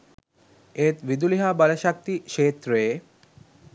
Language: Sinhala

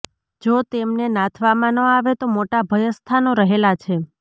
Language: Gujarati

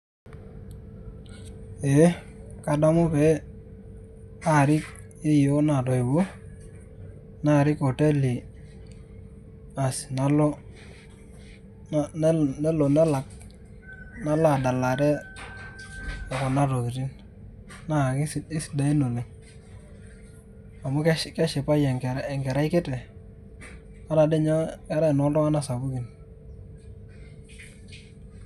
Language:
Masai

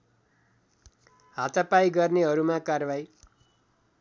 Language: Nepali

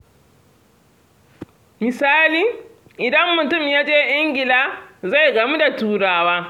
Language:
Hausa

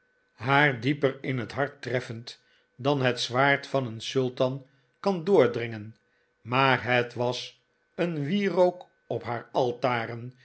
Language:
Dutch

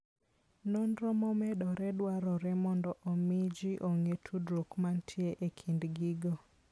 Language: Luo (Kenya and Tanzania)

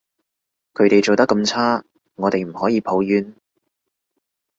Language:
Cantonese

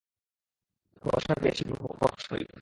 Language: Bangla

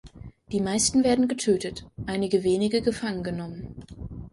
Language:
German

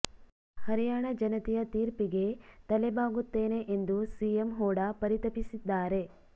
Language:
Kannada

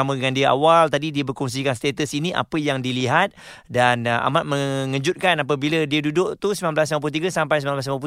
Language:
Malay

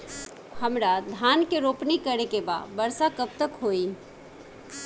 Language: Bhojpuri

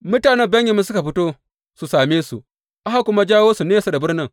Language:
Hausa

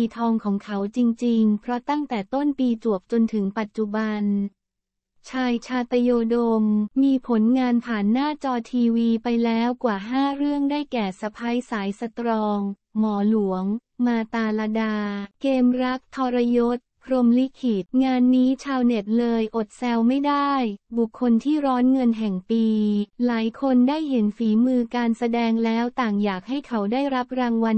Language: Thai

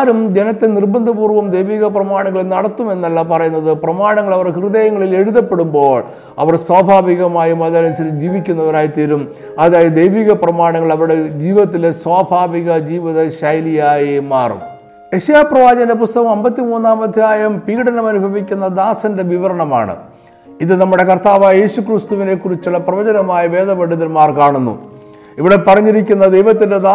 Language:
Malayalam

